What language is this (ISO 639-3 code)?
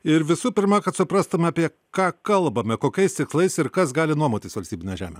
lit